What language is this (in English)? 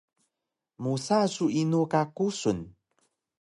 Taroko